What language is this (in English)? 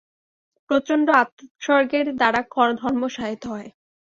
Bangla